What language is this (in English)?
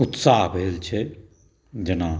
Maithili